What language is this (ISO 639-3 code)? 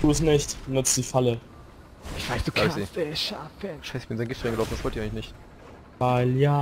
deu